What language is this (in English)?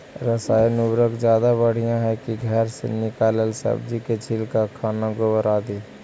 Magahi